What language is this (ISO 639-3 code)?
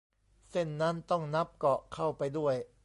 tha